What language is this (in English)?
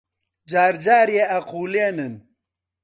Central Kurdish